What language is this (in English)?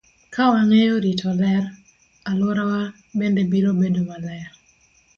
Luo (Kenya and Tanzania)